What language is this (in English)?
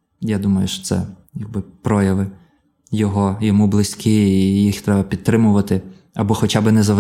Ukrainian